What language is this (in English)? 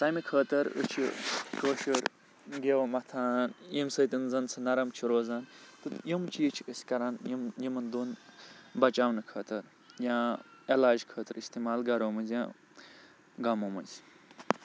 Kashmiri